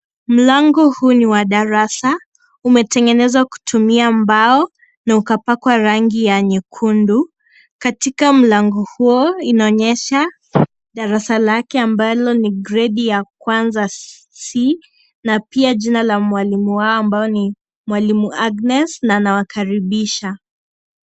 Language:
Swahili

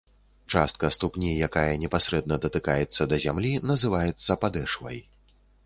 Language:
Belarusian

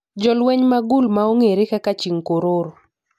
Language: Luo (Kenya and Tanzania)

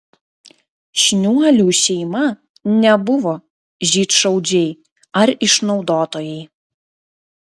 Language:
Lithuanian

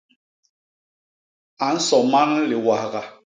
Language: Basaa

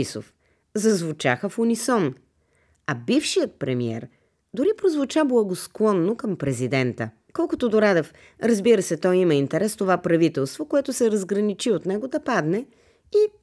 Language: Bulgarian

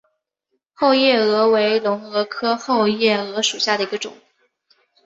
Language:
Chinese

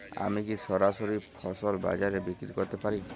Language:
Bangla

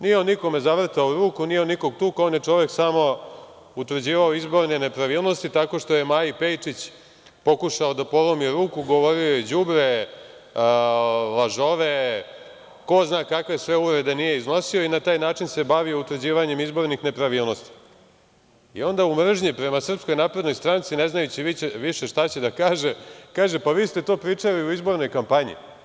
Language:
Serbian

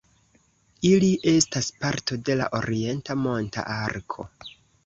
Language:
Esperanto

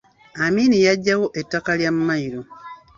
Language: Ganda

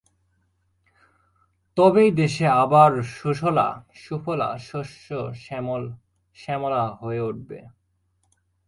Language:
Bangla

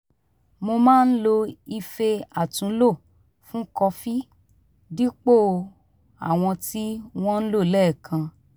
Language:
Yoruba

